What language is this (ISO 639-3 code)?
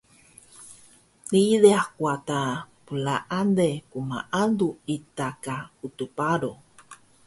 trv